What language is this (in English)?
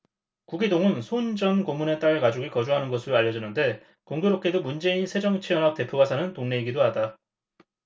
Korean